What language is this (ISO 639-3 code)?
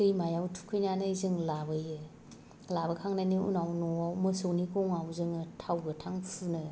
brx